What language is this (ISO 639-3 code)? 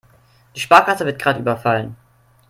deu